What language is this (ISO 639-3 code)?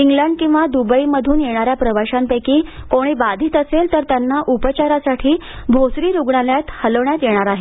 mar